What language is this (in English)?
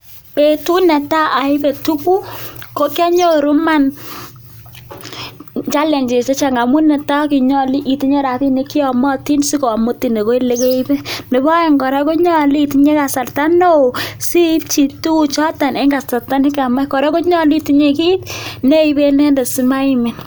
Kalenjin